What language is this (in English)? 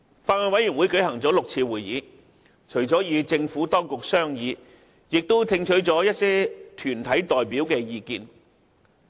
Cantonese